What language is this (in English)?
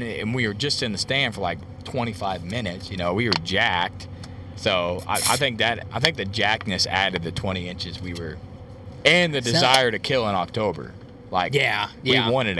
English